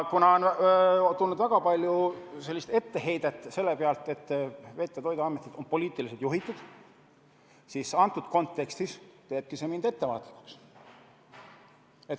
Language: Estonian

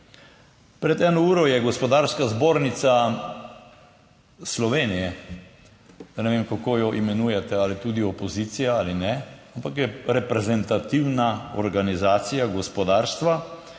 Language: Slovenian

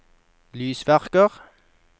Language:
Norwegian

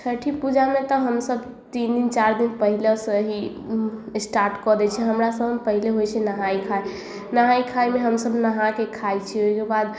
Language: Maithili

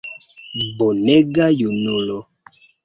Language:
Esperanto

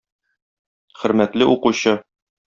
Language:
Tatar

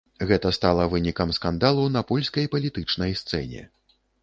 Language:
Belarusian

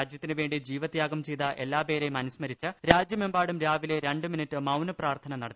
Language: Malayalam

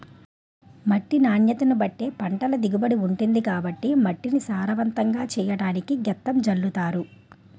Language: Telugu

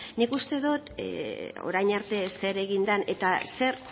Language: Basque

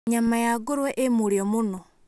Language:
Kikuyu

